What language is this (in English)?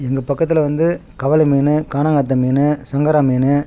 Tamil